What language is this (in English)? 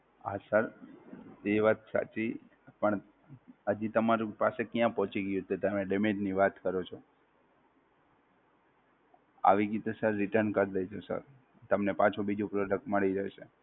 Gujarati